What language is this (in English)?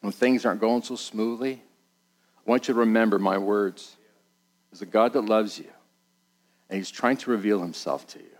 English